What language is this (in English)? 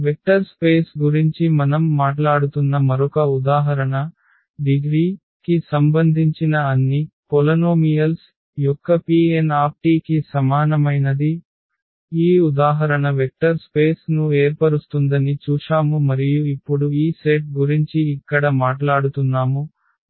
Telugu